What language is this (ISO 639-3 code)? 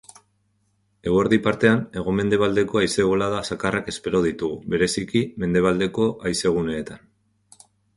eus